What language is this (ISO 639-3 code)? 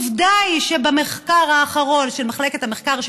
heb